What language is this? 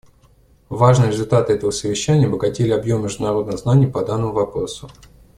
Russian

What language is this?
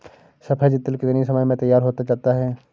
Hindi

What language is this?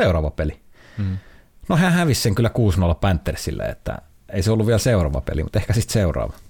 Finnish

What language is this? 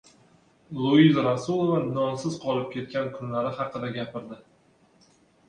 Uzbek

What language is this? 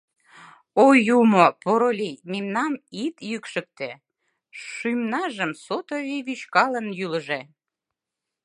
Mari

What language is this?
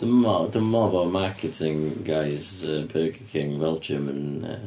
Welsh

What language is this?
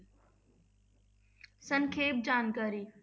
Punjabi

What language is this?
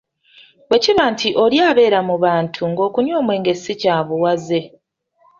Ganda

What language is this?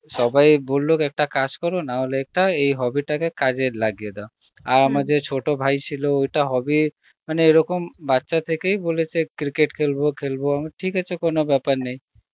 Bangla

